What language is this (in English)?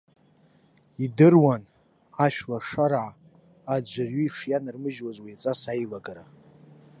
Abkhazian